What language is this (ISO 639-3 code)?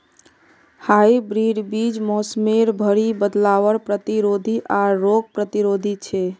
mag